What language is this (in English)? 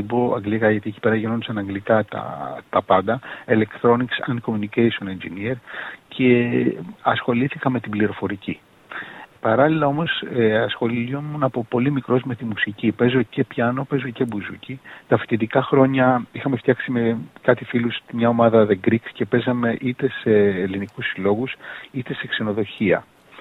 Greek